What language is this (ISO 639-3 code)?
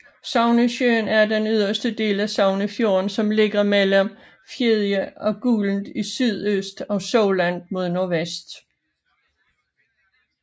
dan